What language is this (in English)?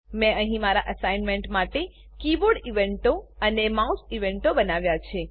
Gujarati